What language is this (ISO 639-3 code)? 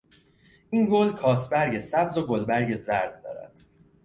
fas